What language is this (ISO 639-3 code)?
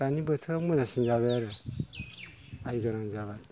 brx